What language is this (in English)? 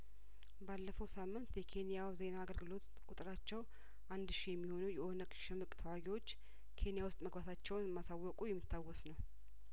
Amharic